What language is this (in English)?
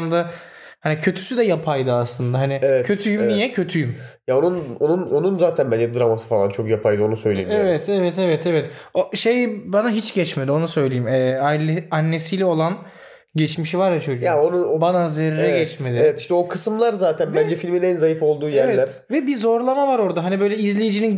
Turkish